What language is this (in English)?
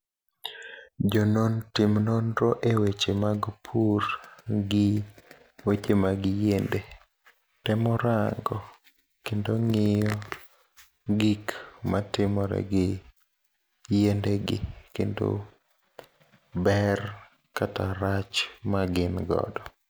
Luo (Kenya and Tanzania)